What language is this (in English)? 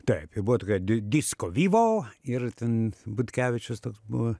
Lithuanian